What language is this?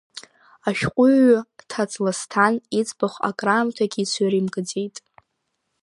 Abkhazian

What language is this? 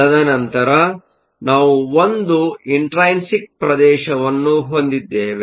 Kannada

